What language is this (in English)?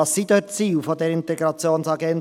Swiss German